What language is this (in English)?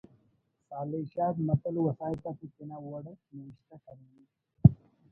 Brahui